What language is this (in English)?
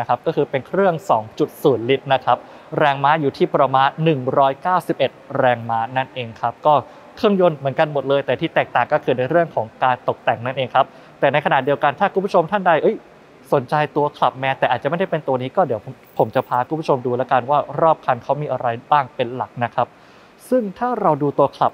Thai